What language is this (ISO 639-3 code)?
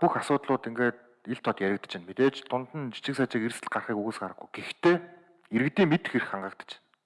tur